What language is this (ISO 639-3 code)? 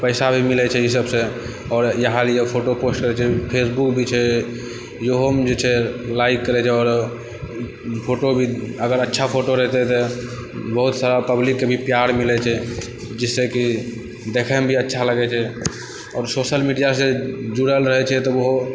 mai